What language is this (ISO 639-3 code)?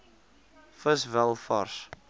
afr